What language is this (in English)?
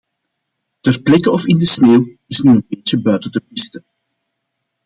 Dutch